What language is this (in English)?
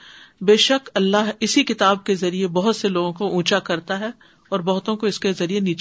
Urdu